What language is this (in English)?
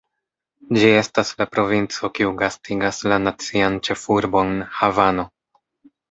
Esperanto